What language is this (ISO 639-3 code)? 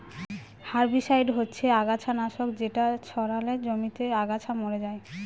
ben